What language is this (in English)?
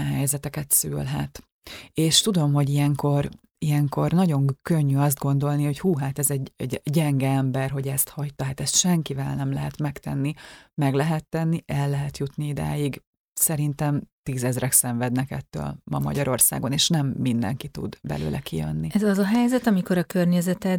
Hungarian